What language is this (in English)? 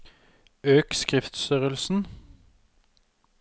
Norwegian